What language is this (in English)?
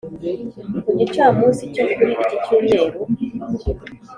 Kinyarwanda